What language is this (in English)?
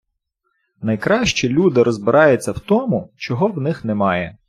Ukrainian